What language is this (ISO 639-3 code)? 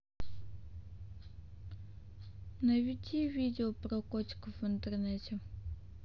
rus